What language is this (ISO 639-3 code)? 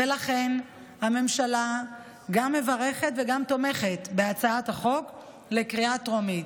heb